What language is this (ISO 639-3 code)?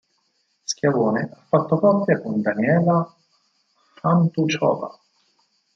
ita